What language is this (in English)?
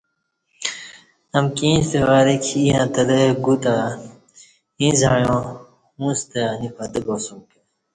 Kati